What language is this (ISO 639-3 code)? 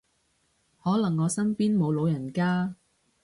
yue